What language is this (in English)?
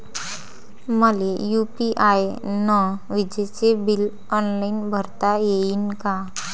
Marathi